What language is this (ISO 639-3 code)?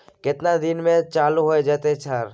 mai